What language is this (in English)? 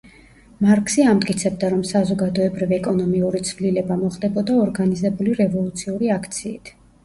Georgian